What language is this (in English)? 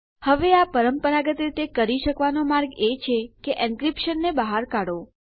Gujarati